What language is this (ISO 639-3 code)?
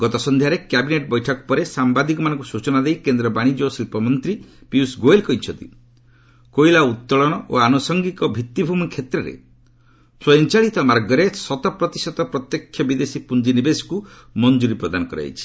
ori